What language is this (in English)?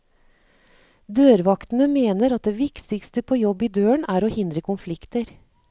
Norwegian